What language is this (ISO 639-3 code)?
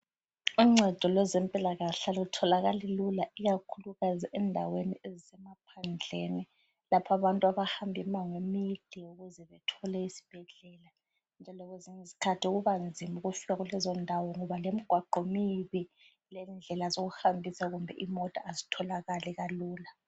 nde